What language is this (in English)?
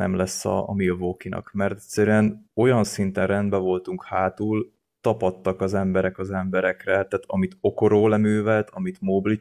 Hungarian